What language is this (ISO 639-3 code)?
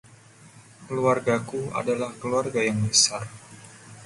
ind